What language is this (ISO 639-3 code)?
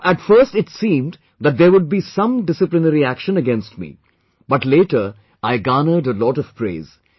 eng